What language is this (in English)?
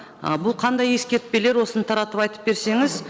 Kazakh